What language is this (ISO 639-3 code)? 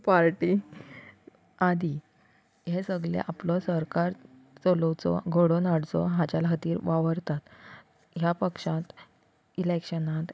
kok